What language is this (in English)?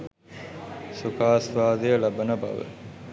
Sinhala